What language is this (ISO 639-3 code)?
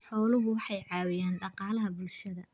som